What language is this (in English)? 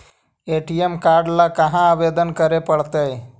Magahi